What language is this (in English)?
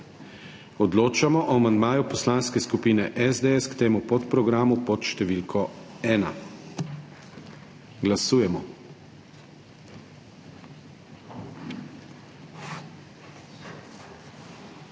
Slovenian